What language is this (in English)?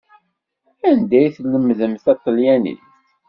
Kabyle